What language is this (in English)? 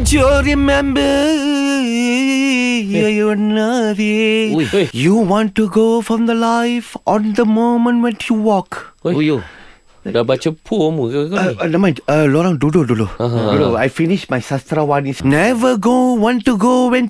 Malay